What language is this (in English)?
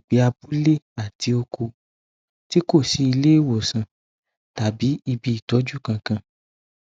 Yoruba